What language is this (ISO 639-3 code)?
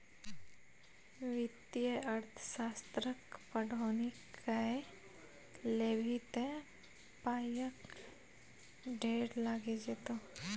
mai